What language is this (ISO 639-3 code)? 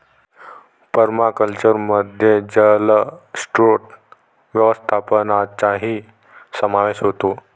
mar